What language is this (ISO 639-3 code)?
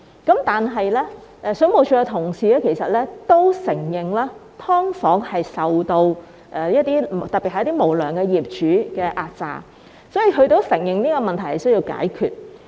yue